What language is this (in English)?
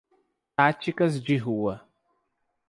Portuguese